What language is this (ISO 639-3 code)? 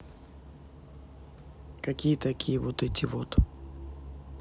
rus